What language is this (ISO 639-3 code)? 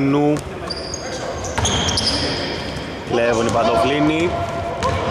ell